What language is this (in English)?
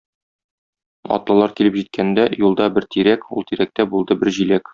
Tatar